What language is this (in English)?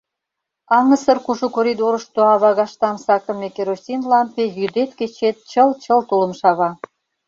Mari